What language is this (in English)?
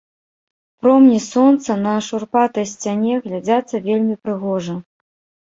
Belarusian